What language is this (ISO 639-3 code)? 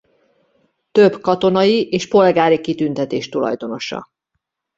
hun